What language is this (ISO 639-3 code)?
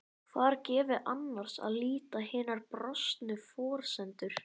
isl